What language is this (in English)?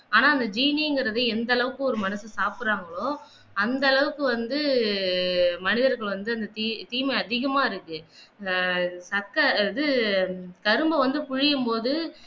Tamil